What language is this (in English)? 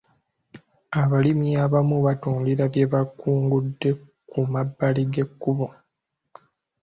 Ganda